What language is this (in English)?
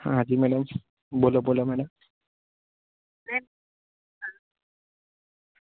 Gujarati